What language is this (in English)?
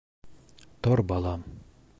Bashkir